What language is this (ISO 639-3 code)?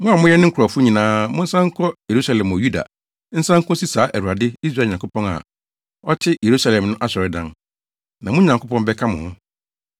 aka